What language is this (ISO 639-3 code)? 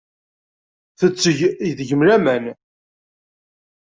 kab